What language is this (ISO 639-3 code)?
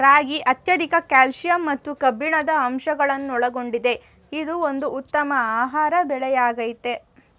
kan